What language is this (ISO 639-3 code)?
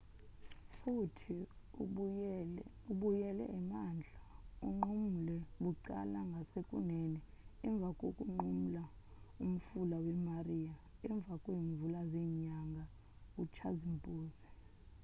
xho